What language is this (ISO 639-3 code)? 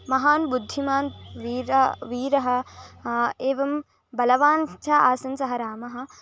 san